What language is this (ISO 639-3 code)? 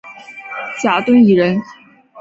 zho